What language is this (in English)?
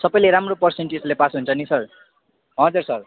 Nepali